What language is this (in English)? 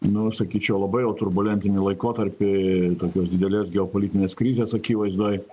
Lithuanian